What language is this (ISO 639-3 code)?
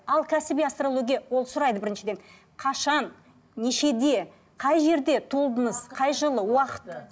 kaz